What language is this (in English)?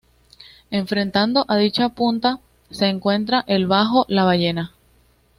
Spanish